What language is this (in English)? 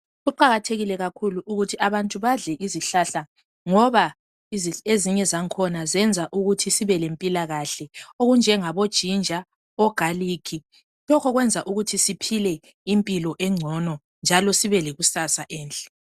North Ndebele